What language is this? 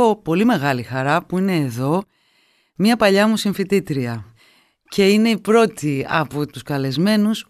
Greek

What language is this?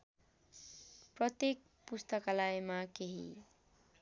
Nepali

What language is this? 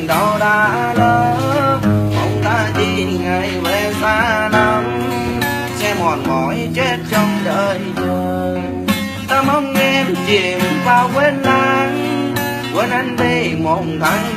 Vietnamese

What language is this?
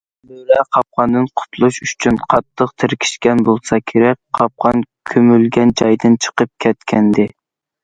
Uyghur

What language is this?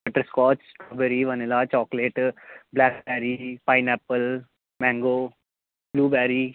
Dogri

